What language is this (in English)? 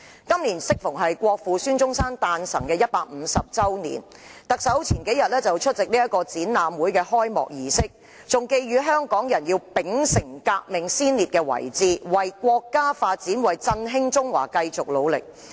Cantonese